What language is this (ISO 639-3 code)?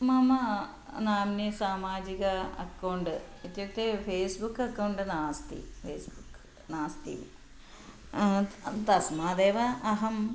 san